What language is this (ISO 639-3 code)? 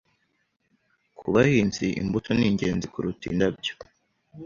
kin